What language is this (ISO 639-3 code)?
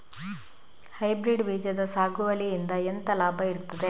kan